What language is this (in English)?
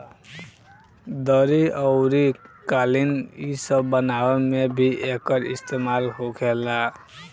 Bhojpuri